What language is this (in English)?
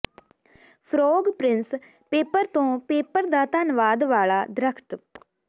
Punjabi